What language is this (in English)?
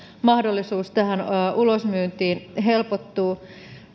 Finnish